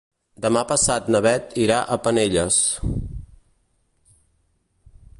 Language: Catalan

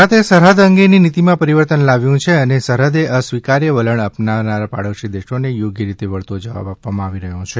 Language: Gujarati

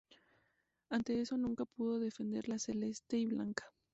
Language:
Spanish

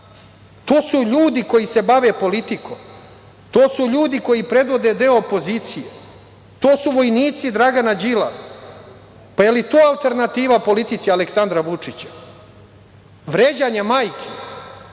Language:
Serbian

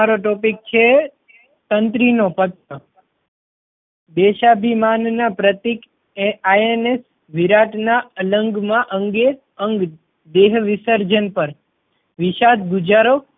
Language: Gujarati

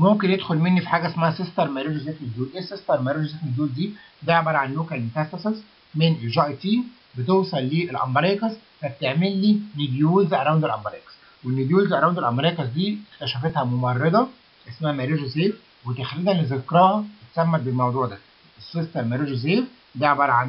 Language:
Arabic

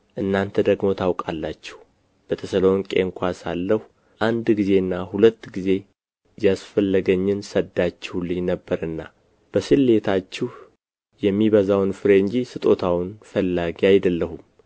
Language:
Amharic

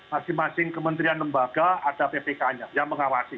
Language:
Indonesian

